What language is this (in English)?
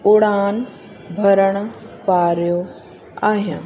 Sindhi